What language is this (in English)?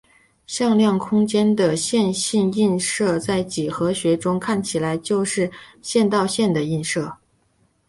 Chinese